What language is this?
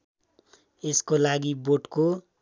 Nepali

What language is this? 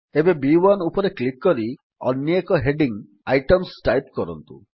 Odia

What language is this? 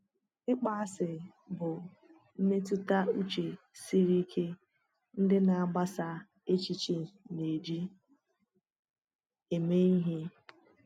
Igbo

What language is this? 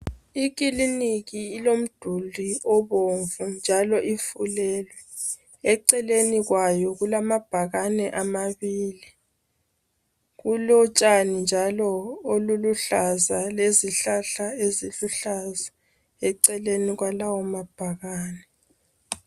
North Ndebele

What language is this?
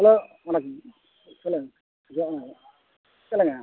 Tamil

